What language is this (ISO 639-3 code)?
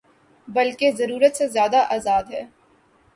urd